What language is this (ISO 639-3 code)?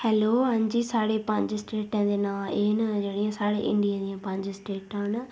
doi